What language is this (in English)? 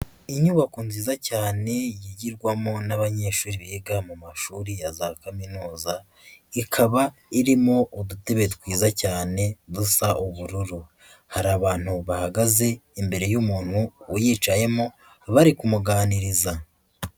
Kinyarwanda